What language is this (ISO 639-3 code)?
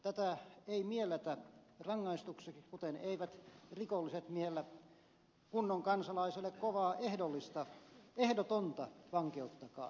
fin